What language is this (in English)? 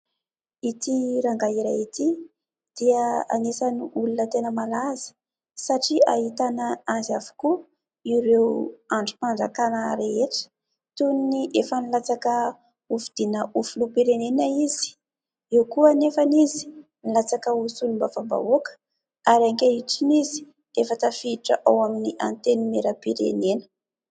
Malagasy